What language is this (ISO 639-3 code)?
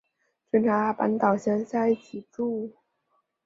zho